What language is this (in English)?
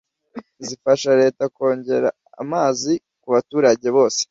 Kinyarwanda